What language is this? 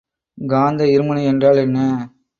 Tamil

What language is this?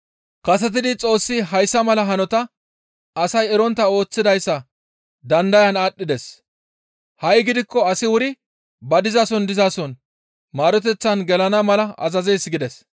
Gamo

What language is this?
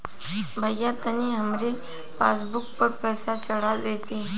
Bhojpuri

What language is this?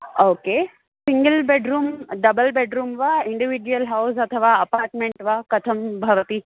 Sanskrit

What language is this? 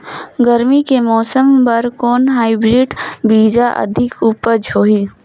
Chhattisgarhi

